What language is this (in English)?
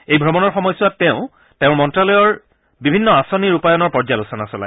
Assamese